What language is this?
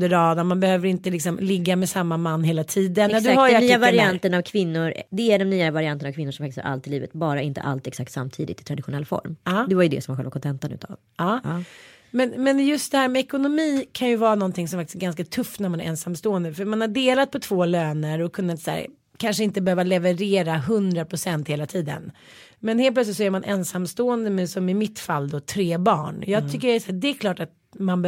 Swedish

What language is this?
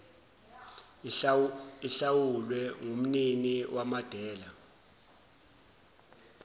Zulu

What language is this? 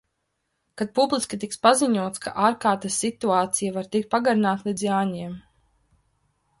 Latvian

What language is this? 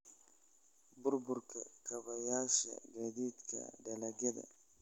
Somali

